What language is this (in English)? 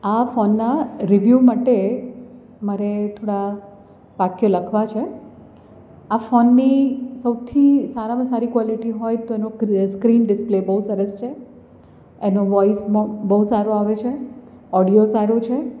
Gujarati